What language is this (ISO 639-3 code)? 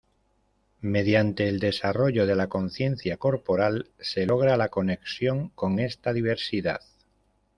spa